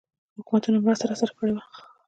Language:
Pashto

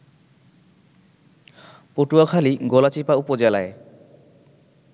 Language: Bangla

